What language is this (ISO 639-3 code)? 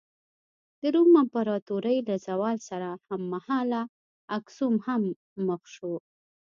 pus